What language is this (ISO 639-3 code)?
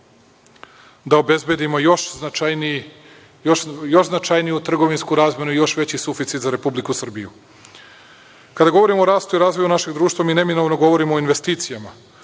srp